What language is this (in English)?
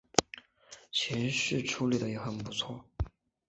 Chinese